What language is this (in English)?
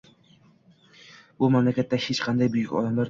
Uzbek